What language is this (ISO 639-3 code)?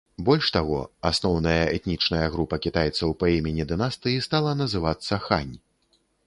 bel